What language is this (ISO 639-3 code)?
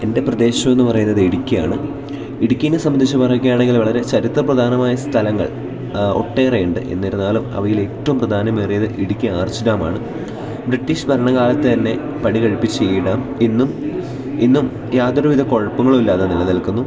mal